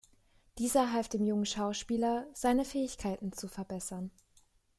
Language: German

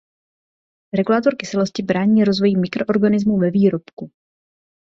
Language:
Czech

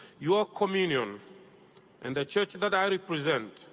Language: English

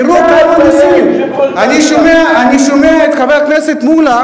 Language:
Hebrew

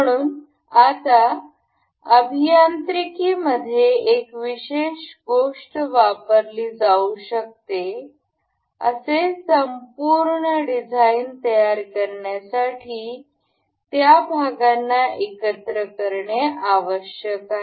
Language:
Marathi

